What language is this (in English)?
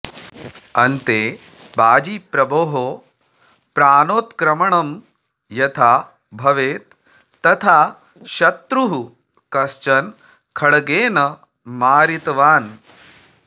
Sanskrit